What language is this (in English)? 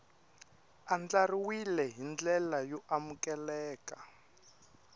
Tsonga